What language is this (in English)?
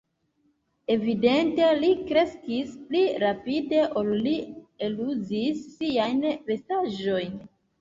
Esperanto